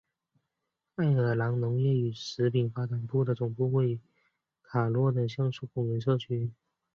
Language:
Chinese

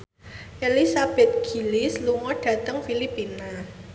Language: Javanese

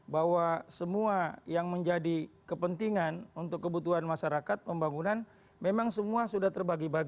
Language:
Indonesian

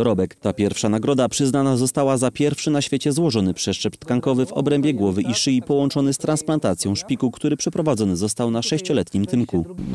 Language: Polish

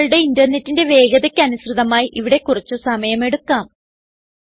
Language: Malayalam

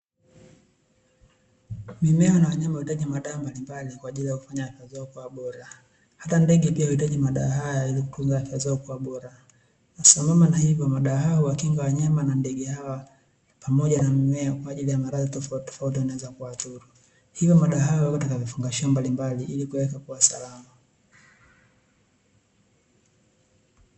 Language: Swahili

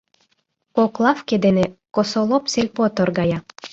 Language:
Mari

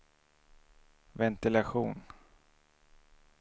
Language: Swedish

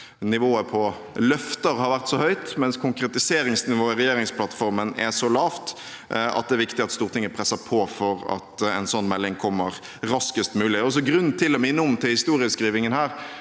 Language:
Norwegian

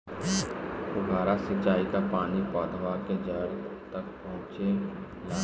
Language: Bhojpuri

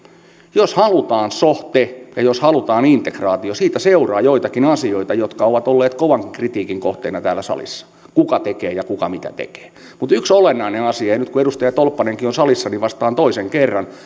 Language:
Finnish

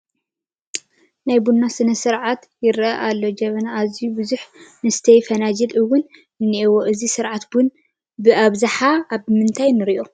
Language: Tigrinya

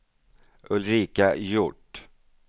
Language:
Swedish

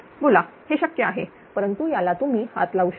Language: Marathi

